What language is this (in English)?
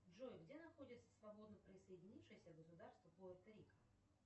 Russian